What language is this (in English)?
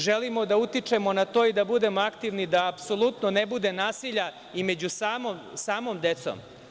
Serbian